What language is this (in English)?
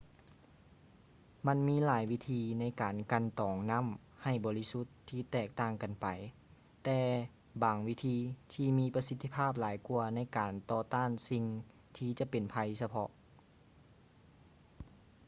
Lao